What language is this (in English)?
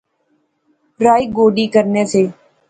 Pahari-Potwari